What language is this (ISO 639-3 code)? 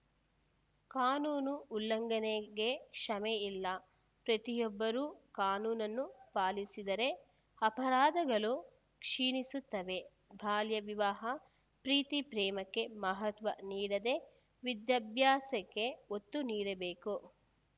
kan